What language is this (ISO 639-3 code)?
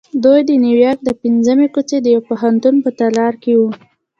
pus